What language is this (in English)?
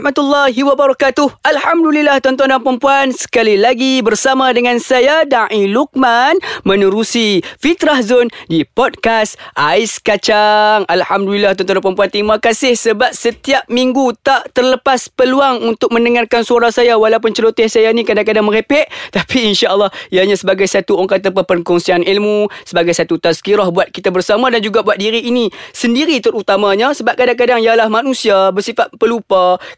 Malay